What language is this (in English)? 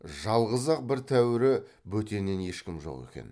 Kazakh